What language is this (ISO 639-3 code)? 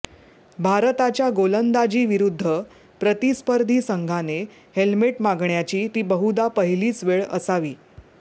mar